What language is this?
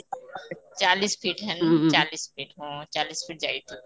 Odia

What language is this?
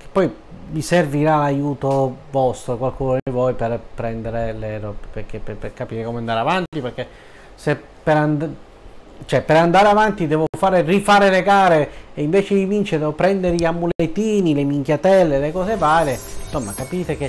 Italian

